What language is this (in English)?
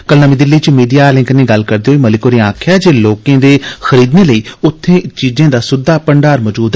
Dogri